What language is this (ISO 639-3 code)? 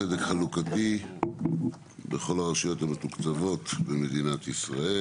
heb